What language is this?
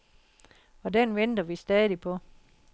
Danish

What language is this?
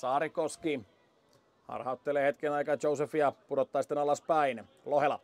Finnish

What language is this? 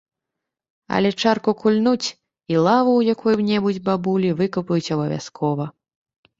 Belarusian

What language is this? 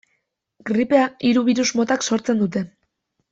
Basque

